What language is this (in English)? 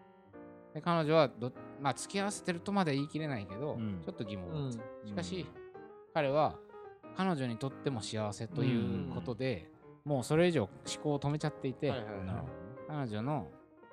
Japanese